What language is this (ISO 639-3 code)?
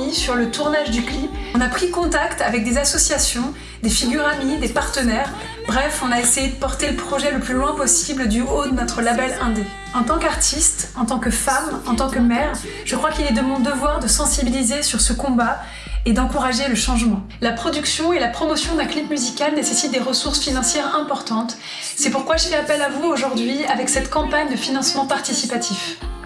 fra